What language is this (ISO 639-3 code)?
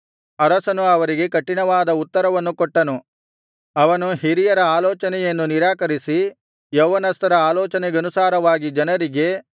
kan